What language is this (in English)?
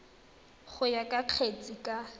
Tswana